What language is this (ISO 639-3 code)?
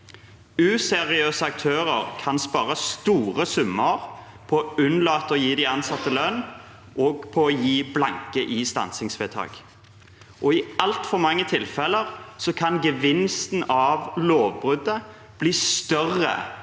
nor